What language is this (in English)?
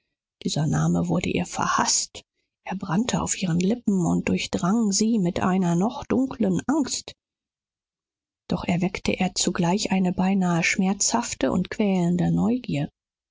German